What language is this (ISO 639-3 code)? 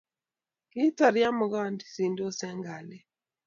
kln